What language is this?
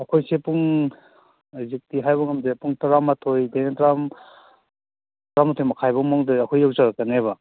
Manipuri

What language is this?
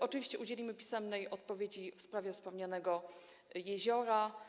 Polish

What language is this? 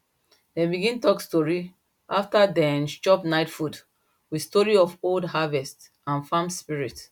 Nigerian Pidgin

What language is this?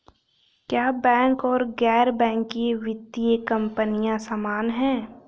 Hindi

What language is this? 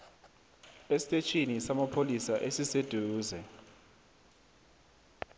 South Ndebele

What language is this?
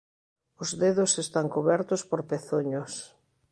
Galician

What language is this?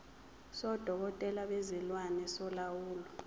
Zulu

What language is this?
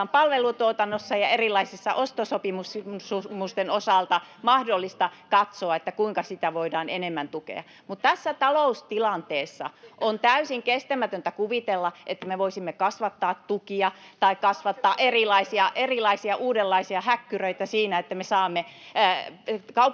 Finnish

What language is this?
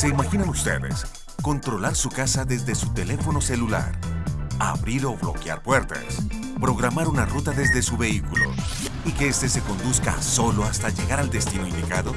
Spanish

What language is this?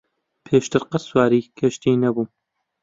Central Kurdish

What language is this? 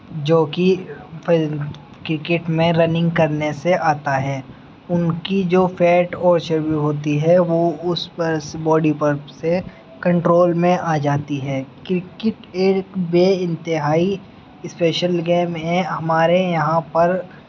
Urdu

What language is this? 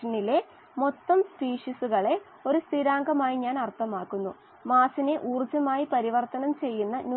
Malayalam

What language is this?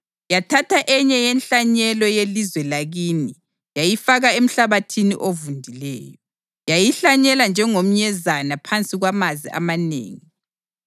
North Ndebele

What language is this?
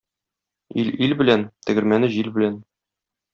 Tatar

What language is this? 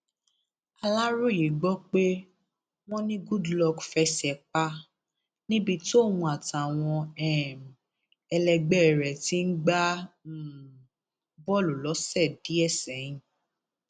Yoruba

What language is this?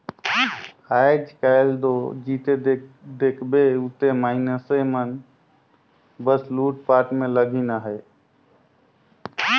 Chhattisgarhi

